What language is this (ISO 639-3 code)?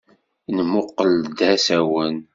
kab